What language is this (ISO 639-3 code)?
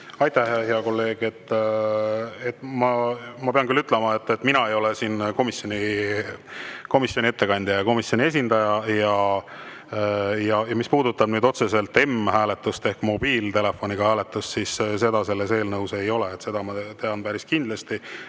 est